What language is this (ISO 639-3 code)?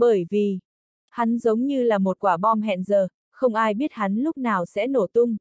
vie